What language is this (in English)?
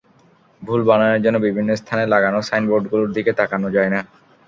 Bangla